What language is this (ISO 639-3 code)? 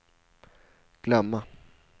swe